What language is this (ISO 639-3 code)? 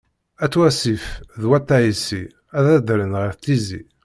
kab